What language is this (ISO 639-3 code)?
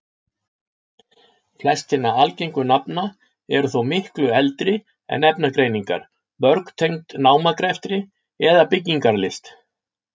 isl